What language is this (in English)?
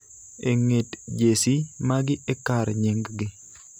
Luo (Kenya and Tanzania)